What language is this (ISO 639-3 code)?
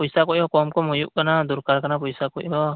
sat